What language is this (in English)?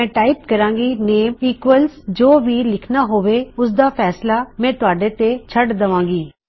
Punjabi